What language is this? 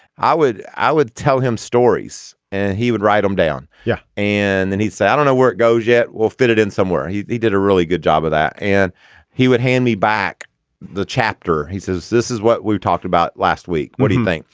English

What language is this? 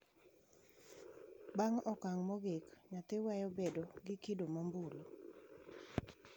Luo (Kenya and Tanzania)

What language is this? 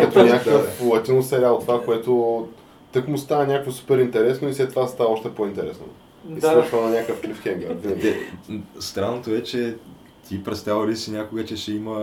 Bulgarian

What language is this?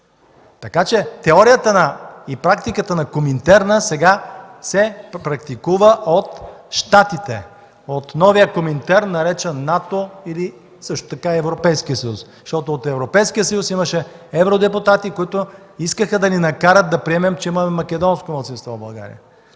Bulgarian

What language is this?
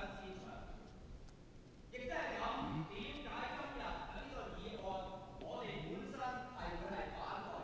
Cantonese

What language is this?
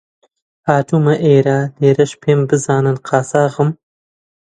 Central Kurdish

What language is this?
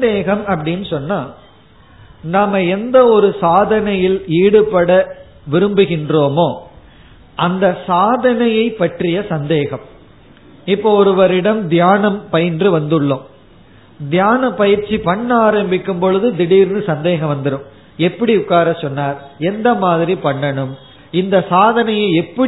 Tamil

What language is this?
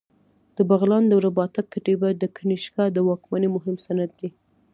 Pashto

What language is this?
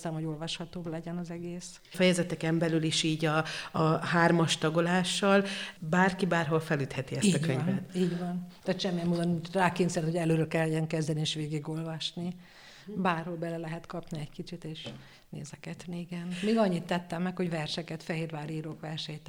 Hungarian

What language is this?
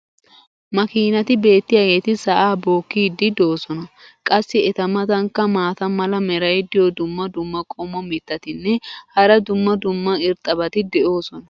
Wolaytta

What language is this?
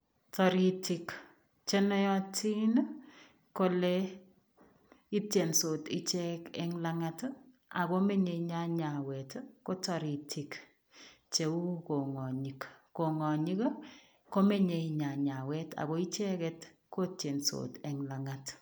Kalenjin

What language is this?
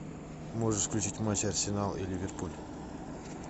Russian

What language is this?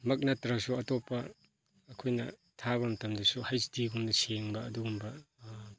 Manipuri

